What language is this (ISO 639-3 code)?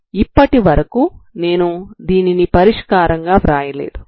tel